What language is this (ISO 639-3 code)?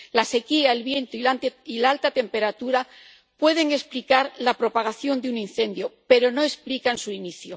spa